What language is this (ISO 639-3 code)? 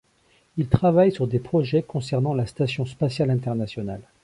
fra